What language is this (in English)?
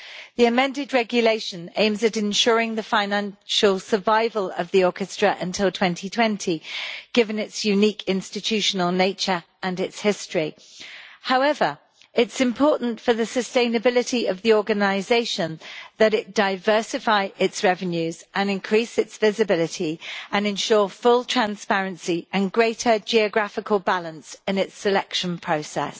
English